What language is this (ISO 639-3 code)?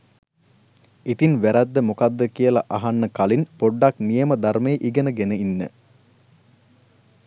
sin